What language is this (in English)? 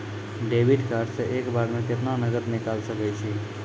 Maithili